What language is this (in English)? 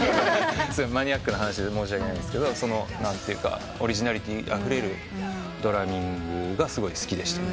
Japanese